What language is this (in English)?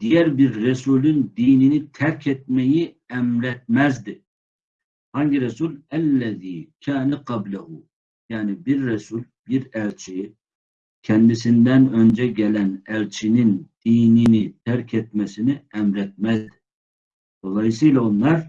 Turkish